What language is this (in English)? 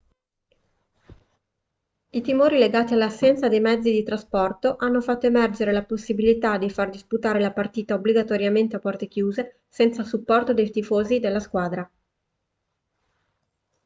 Italian